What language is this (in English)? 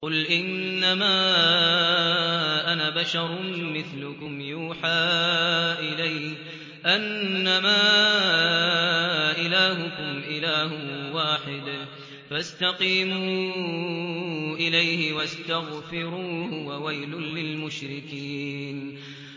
Arabic